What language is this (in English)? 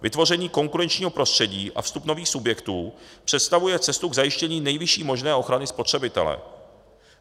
Czech